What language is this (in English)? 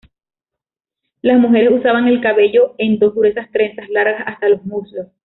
Spanish